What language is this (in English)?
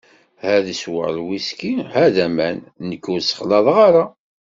Kabyle